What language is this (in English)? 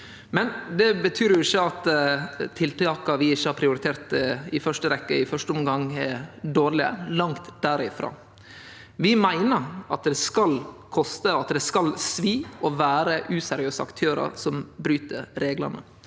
Norwegian